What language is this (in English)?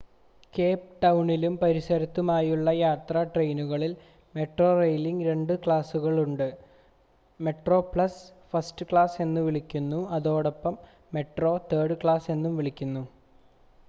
Malayalam